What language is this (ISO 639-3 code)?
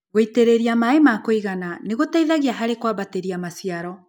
kik